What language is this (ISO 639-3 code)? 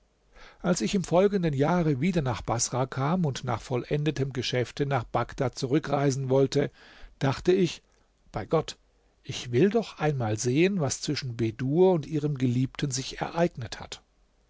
deu